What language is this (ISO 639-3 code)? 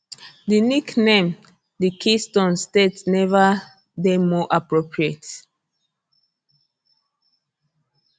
pcm